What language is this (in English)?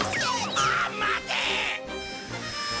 Japanese